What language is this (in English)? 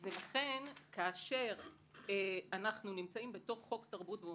Hebrew